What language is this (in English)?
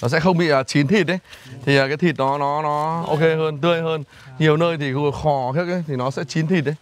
Vietnamese